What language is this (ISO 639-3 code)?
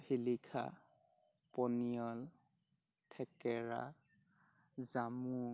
asm